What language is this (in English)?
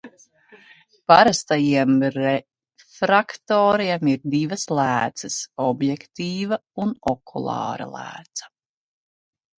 Latvian